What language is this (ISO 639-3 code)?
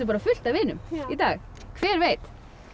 isl